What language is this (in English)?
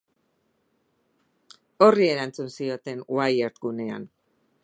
Basque